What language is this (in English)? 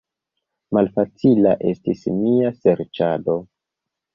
Esperanto